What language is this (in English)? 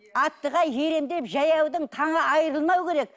Kazakh